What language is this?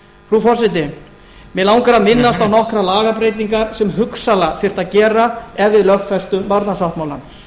Icelandic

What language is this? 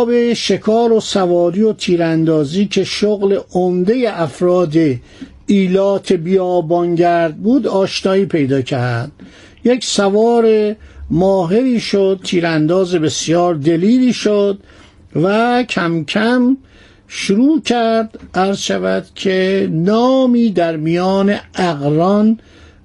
Persian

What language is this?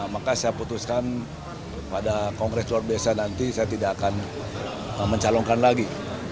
Indonesian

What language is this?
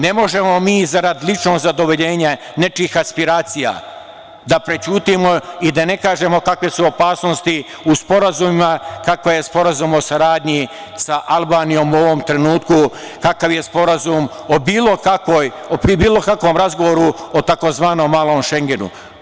Serbian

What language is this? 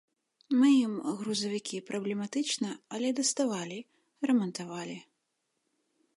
Belarusian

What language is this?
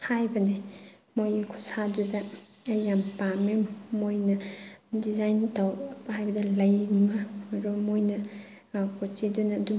Manipuri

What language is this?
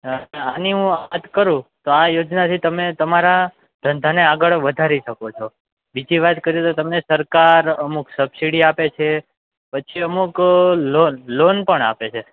Gujarati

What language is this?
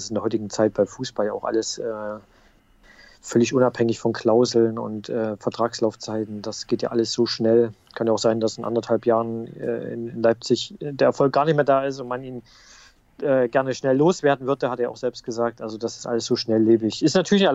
German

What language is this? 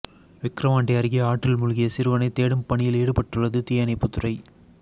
Tamil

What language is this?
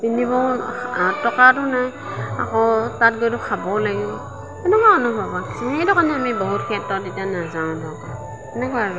Assamese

